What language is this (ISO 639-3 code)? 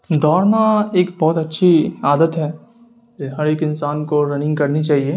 urd